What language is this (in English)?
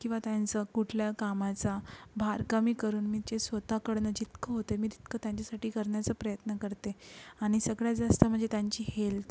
Marathi